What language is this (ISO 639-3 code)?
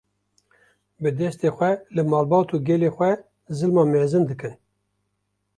kur